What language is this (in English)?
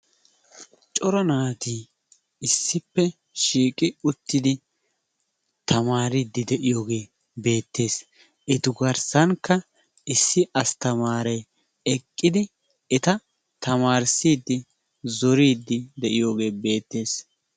Wolaytta